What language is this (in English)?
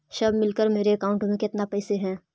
Magahi